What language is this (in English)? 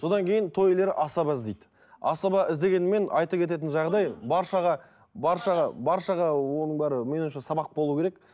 Kazakh